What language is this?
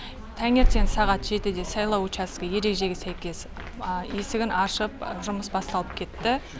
Kazakh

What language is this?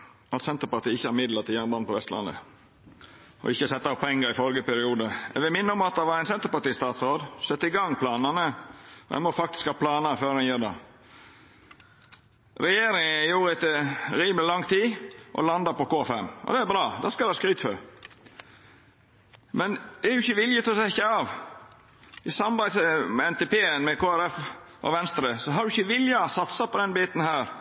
Norwegian Nynorsk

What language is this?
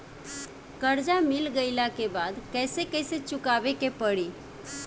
Bhojpuri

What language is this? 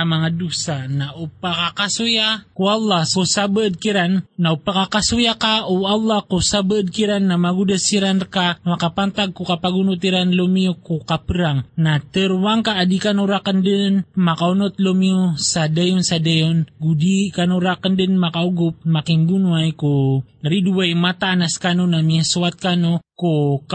Filipino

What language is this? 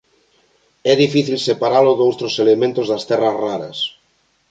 Galician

